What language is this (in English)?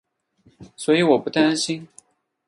Chinese